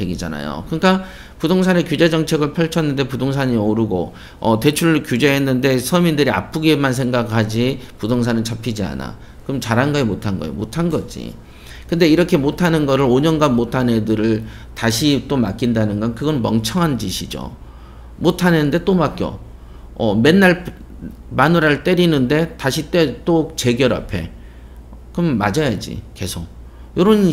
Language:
Korean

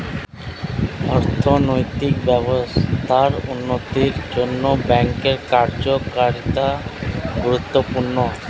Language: Bangla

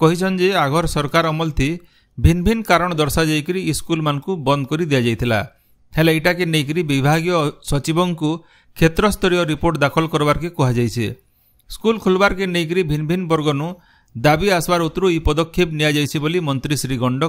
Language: Bangla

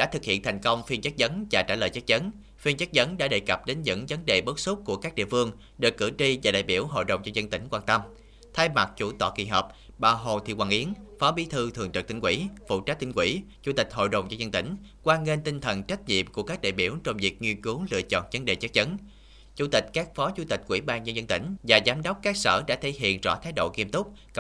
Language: Vietnamese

